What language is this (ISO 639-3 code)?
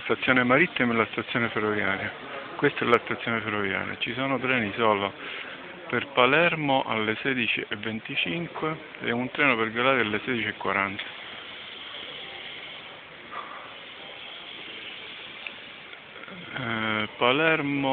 ita